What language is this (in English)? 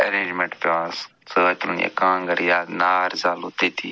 Kashmiri